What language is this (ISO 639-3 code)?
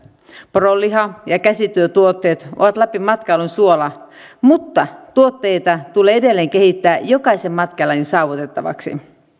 fin